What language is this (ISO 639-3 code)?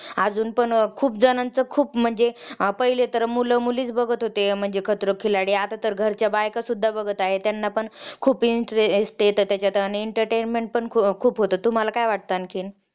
mar